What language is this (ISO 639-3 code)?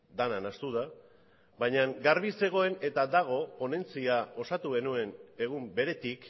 eus